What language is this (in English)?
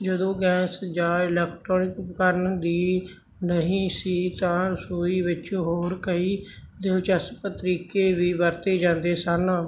Punjabi